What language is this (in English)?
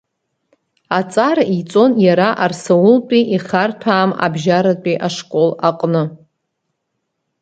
Abkhazian